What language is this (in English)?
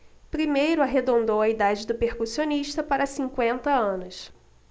Portuguese